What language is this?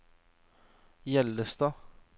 Norwegian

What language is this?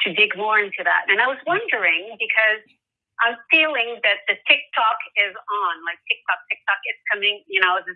English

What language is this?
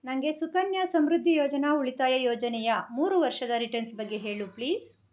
Kannada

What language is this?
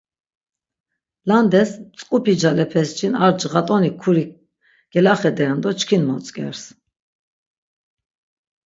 Laz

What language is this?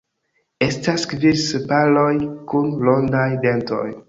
Esperanto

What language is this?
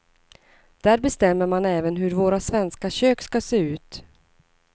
Swedish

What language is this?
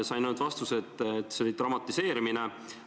Estonian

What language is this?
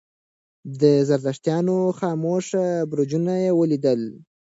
Pashto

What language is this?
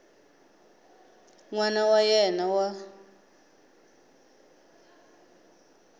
Tsonga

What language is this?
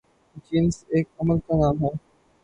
Urdu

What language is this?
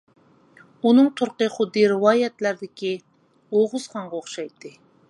Uyghur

